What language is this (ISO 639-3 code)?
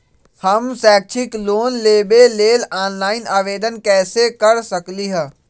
mag